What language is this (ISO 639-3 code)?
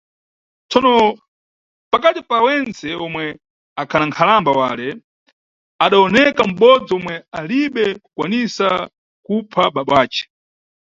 nyu